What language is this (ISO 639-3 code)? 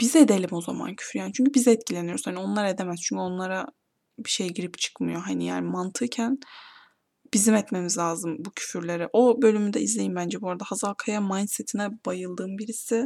tur